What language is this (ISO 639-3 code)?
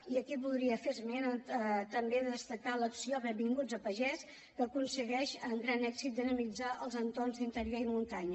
cat